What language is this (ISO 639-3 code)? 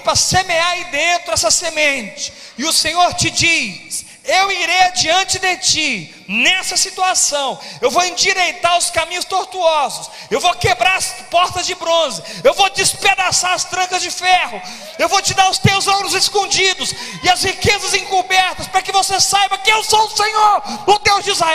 por